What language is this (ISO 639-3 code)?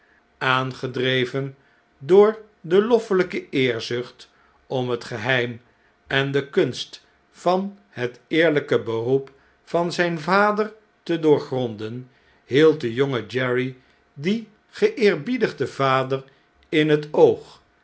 nld